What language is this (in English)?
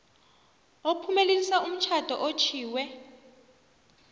South Ndebele